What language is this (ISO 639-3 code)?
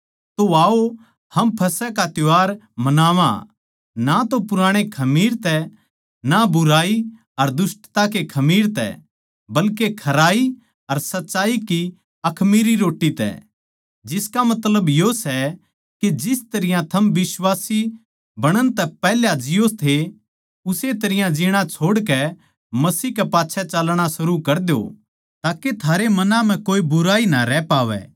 bgc